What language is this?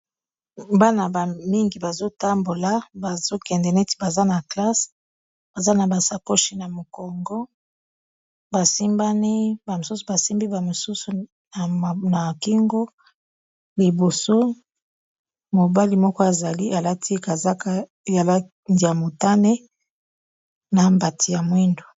Lingala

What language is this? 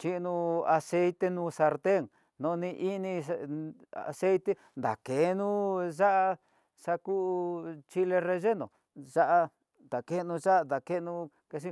Tidaá Mixtec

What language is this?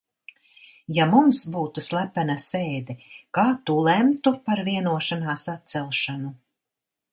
Latvian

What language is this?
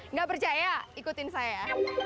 Indonesian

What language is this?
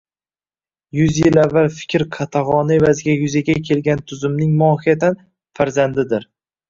Uzbek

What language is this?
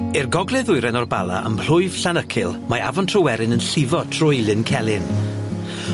Welsh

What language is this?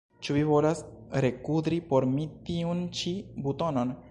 Esperanto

